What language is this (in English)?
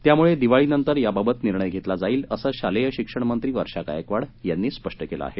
Marathi